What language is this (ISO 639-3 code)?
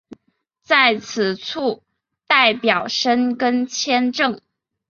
zho